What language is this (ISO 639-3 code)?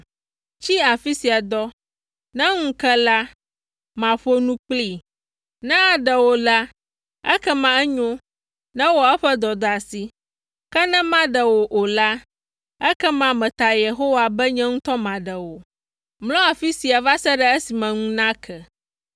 ewe